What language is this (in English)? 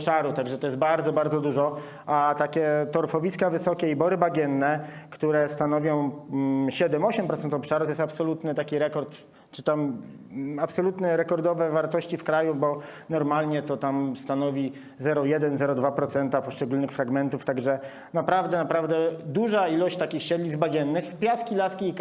Polish